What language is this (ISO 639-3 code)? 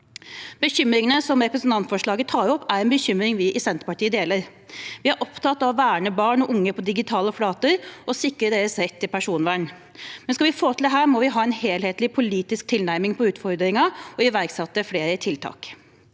nor